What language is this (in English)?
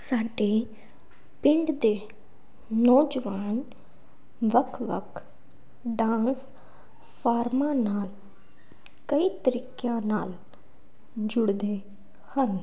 Punjabi